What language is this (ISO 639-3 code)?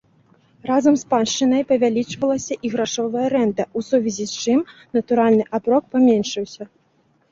bel